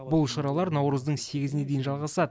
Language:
Kazakh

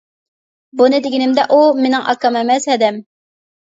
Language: Uyghur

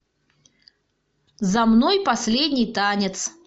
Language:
Russian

